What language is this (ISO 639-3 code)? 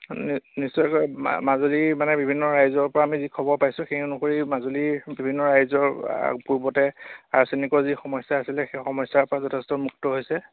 asm